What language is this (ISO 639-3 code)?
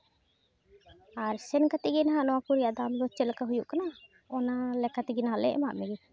sat